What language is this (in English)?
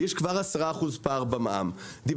Hebrew